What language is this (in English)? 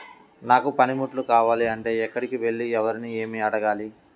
Telugu